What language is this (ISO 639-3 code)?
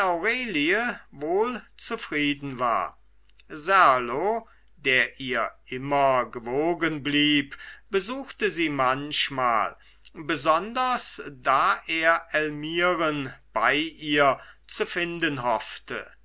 deu